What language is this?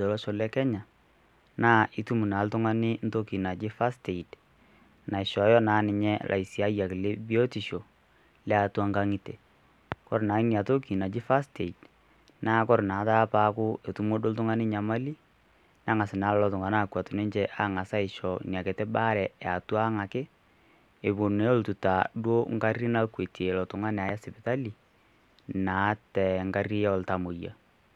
Masai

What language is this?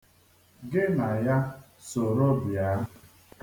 Igbo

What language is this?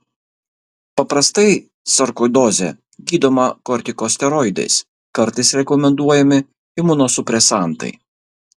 Lithuanian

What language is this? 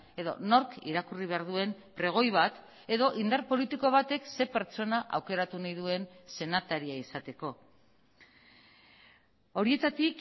Basque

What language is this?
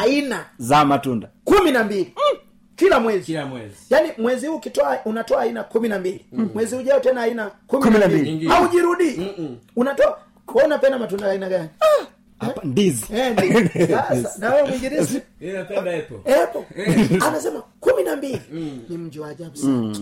Swahili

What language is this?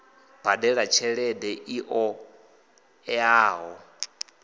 Venda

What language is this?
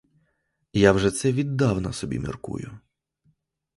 Ukrainian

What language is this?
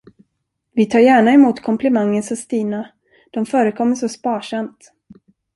Swedish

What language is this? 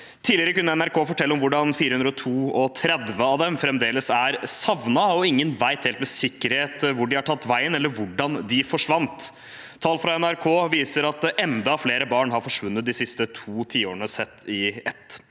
Norwegian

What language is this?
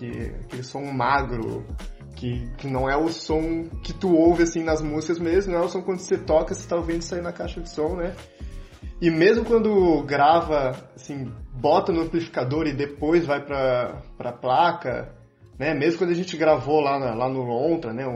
Portuguese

